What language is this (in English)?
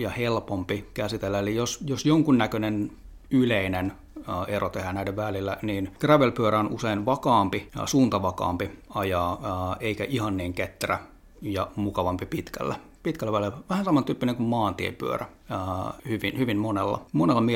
Finnish